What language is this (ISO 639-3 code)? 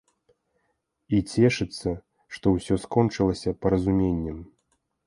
bel